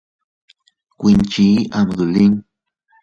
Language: Teutila Cuicatec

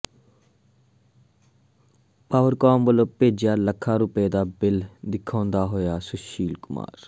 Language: Punjabi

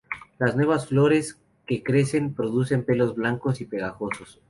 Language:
Spanish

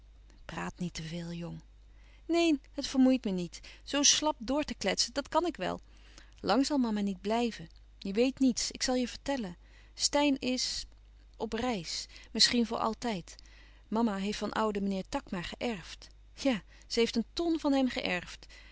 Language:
Dutch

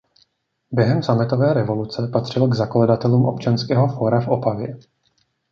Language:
Czech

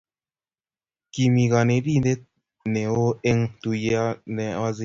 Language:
Kalenjin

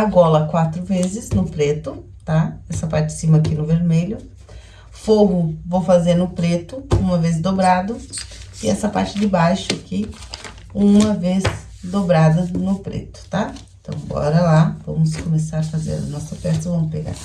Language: Portuguese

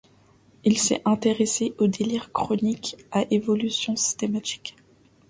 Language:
French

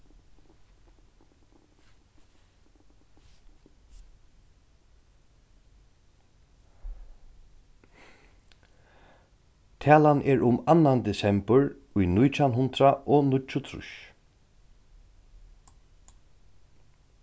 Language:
Faroese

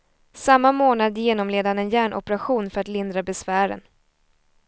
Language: Swedish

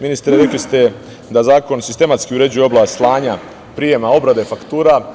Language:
Serbian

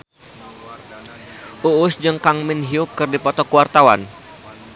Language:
Sundanese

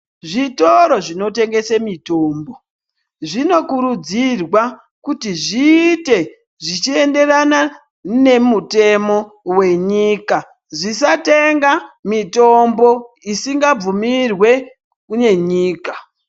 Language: Ndau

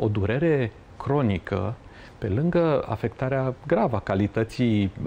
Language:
Romanian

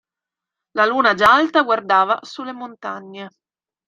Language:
Italian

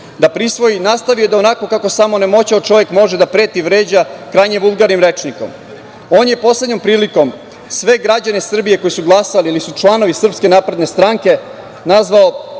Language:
Serbian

